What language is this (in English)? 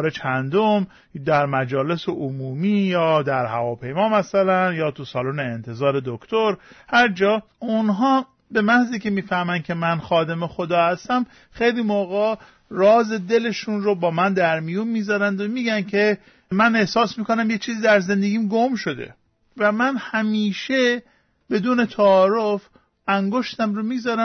Persian